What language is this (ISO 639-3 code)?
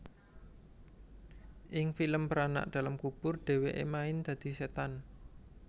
jav